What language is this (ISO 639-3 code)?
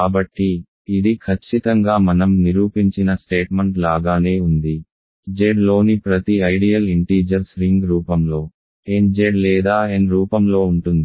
tel